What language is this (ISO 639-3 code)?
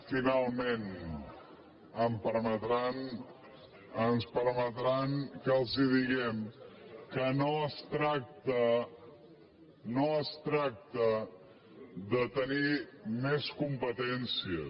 cat